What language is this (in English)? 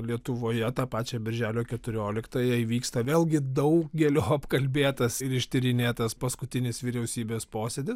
Lithuanian